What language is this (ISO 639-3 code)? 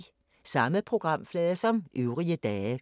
dan